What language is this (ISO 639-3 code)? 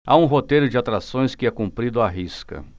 por